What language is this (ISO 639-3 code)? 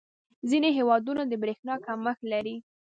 pus